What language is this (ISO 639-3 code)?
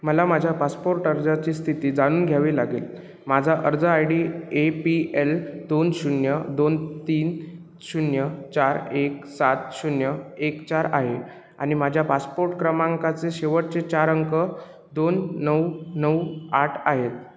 mar